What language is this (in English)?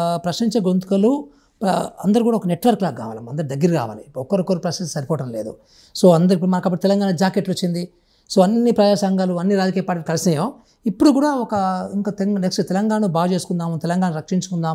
Hindi